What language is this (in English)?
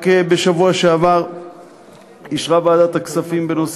Hebrew